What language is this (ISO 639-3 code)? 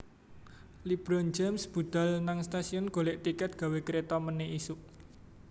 jav